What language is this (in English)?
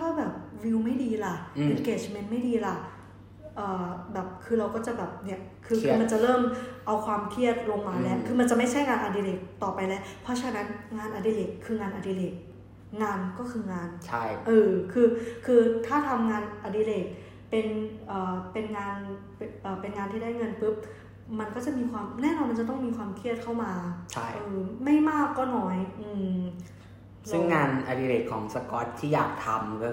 Thai